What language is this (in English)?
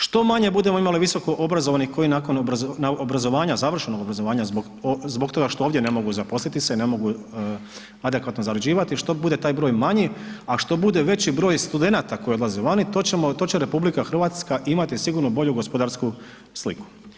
Croatian